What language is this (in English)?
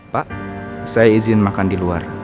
Indonesian